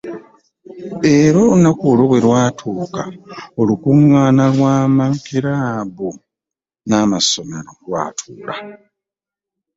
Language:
Ganda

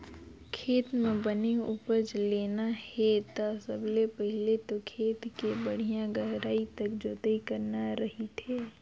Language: Chhattisgarhi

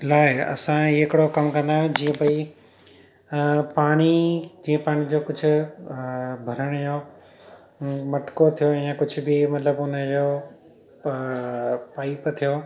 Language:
Sindhi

